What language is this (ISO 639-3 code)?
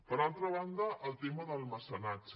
cat